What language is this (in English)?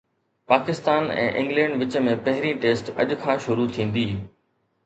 Sindhi